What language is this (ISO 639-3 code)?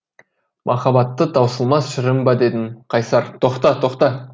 kaz